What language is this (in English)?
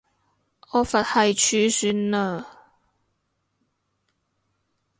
Cantonese